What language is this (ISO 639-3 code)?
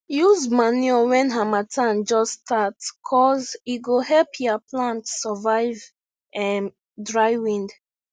pcm